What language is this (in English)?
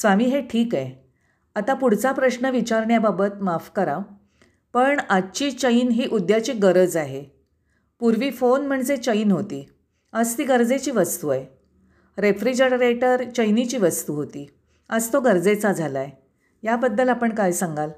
Marathi